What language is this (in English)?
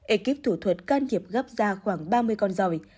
Vietnamese